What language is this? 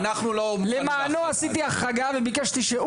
Hebrew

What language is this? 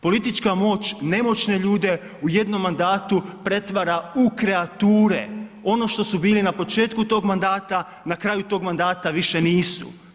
Croatian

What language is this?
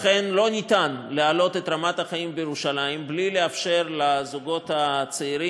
Hebrew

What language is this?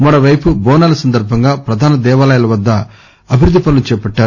Telugu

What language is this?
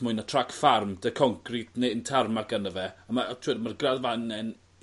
Welsh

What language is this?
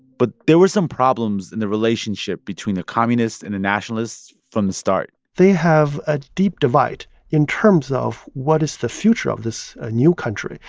English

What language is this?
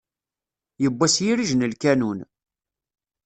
Kabyle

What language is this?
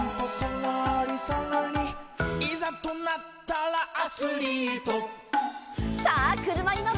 Japanese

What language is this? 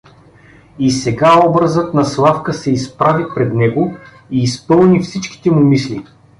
Bulgarian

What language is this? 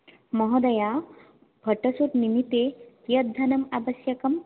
Sanskrit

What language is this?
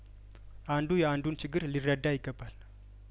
Amharic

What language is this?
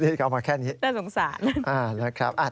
Thai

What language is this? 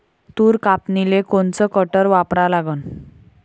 Marathi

